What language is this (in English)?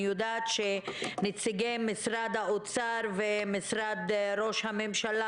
Hebrew